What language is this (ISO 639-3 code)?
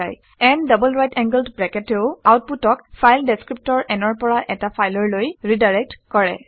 asm